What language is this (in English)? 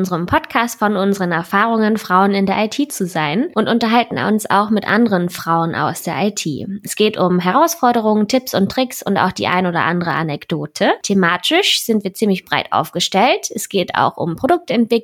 German